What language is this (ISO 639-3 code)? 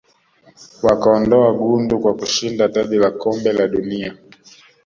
swa